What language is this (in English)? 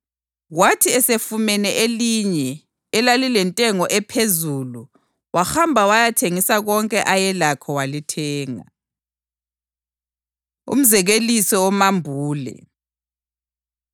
North Ndebele